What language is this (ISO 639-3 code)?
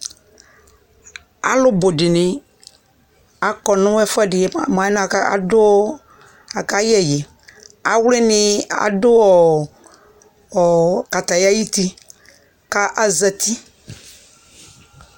kpo